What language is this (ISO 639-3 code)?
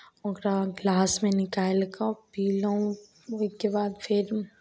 mai